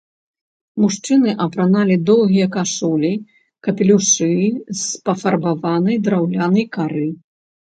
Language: Belarusian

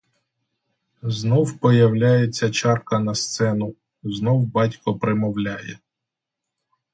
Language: Ukrainian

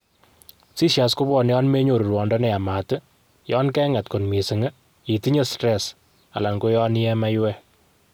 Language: Kalenjin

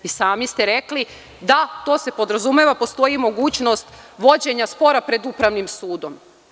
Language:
Serbian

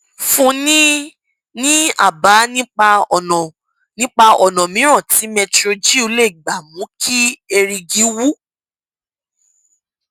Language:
Yoruba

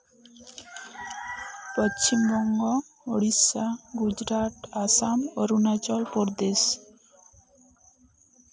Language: Santali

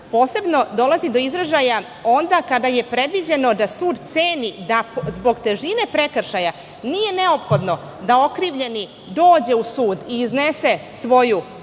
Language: Serbian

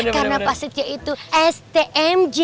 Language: Indonesian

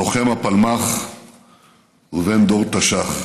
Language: Hebrew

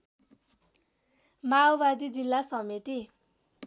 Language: Nepali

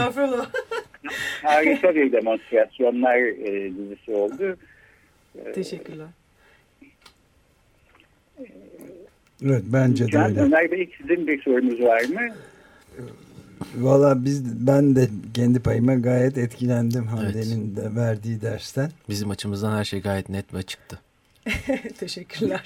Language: Turkish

